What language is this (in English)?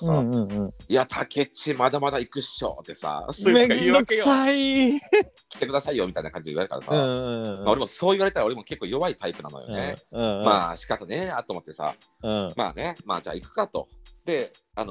Japanese